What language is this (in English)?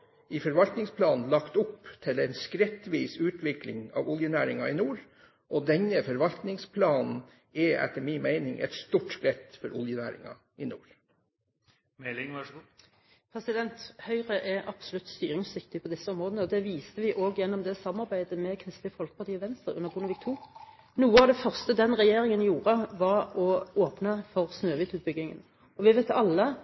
Norwegian Bokmål